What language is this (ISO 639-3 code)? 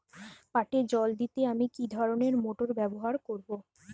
ben